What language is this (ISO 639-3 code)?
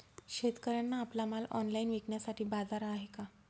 mar